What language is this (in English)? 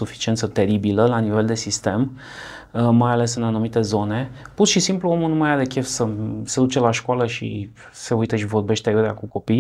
Romanian